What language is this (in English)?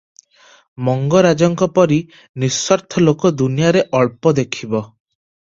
Odia